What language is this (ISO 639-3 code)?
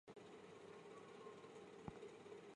zho